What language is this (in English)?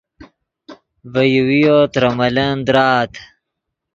Yidgha